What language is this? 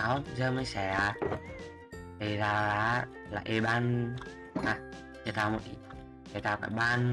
Vietnamese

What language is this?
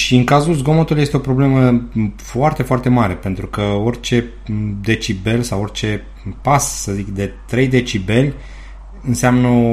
Romanian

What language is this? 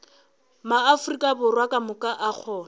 Northern Sotho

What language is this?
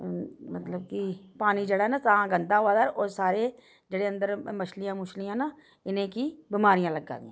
Dogri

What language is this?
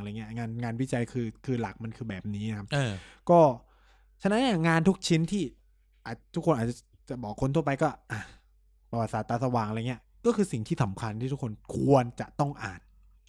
Thai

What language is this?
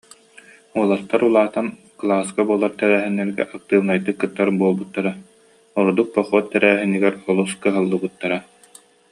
Yakut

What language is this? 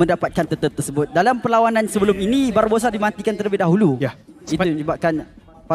Malay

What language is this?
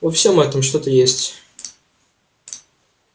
Russian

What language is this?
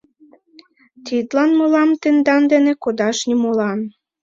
Mari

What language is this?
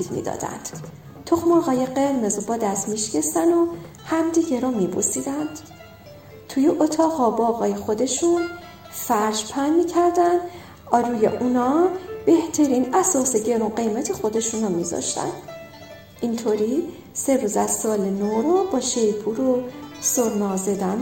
Persian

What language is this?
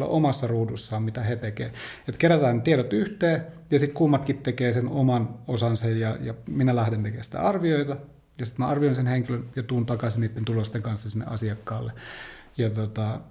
Finnish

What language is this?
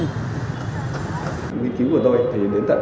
Vietnamese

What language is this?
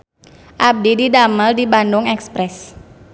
Sundanese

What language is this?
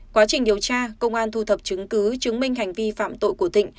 Vietnamese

